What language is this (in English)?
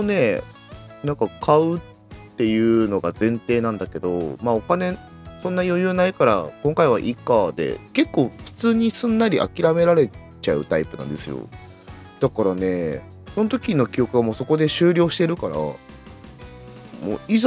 Japanese